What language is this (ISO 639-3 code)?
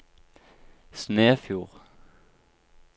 nor